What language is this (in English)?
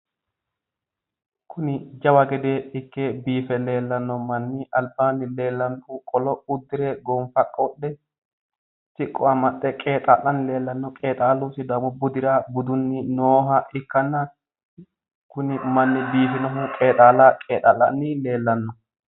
Sidamo